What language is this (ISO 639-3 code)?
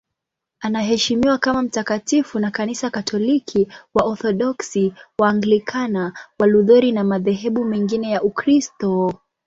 swa